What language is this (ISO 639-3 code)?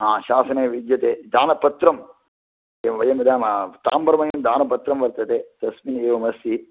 san